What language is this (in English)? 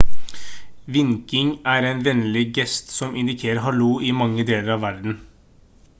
Norwegian Bokmål